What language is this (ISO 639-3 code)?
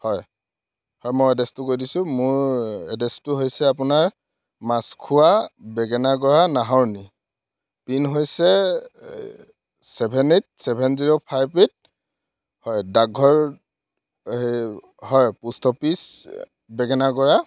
asm